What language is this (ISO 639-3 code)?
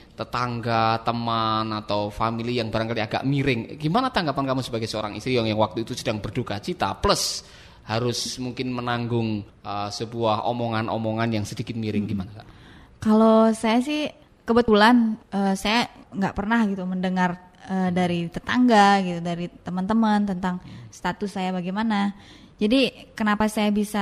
ind